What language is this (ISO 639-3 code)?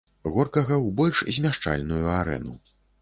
bel